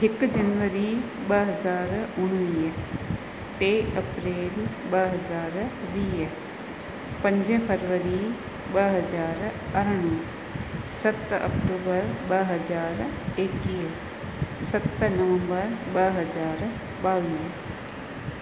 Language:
Sindhi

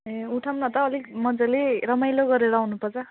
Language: Nepali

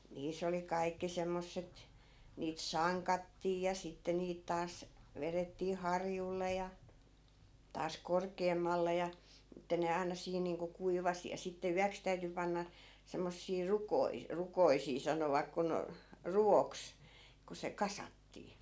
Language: Finnish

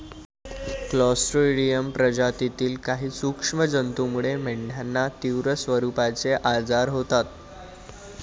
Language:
Marathi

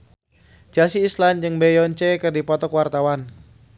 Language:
Sundanese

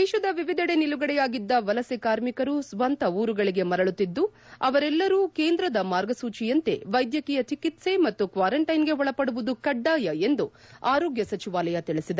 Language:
Kannada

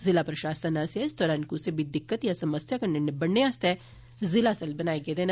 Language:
Dogri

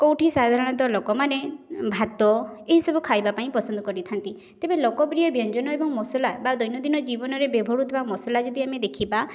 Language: Odia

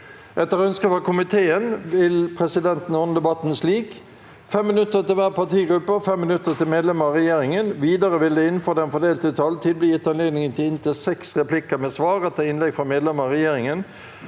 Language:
Norwegian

